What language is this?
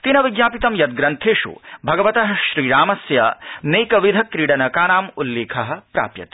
Sanskrit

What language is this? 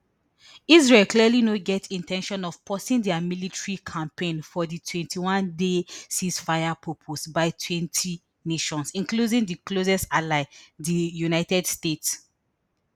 Nigerian Pidgin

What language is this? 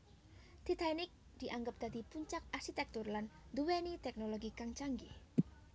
Javanese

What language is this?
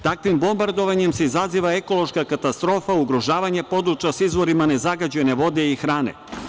Serbian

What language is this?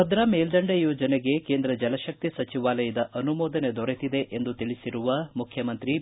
Kannada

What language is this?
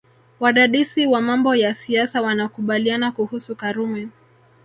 Swahili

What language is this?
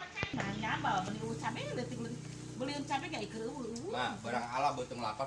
Indonesian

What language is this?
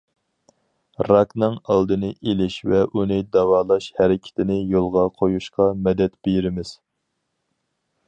Uyghur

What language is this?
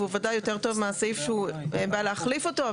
Hebrew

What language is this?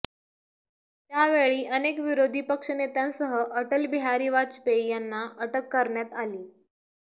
Marathi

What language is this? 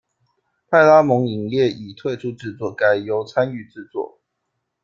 Chinese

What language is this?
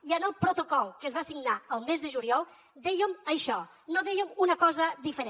Catalan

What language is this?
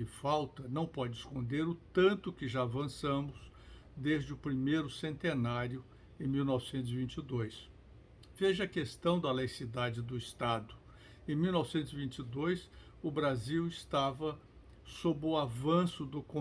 Portuguese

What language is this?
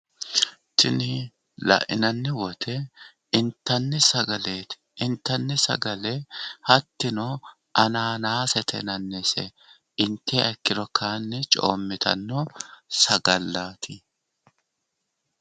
Sidamo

